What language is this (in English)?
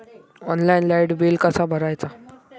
Marathi